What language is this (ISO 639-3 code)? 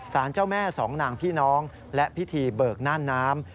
tha